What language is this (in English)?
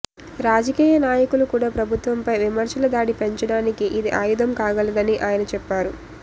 Telugu